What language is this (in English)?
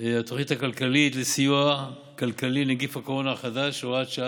Hebrew